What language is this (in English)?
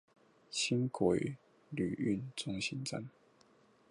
Chinese